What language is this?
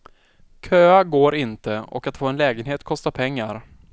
Swedish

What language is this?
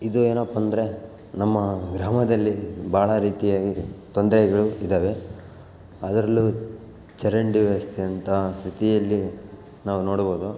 Kannada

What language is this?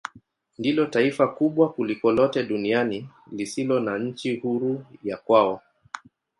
Swahili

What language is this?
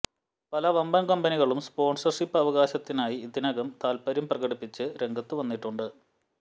Malayalam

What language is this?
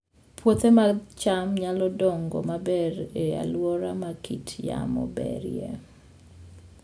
Luo (Kenya and Tanzania)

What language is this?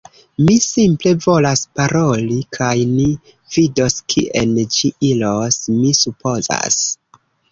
Esperanto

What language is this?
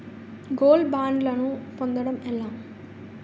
Telugu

